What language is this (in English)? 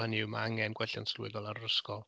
Welsh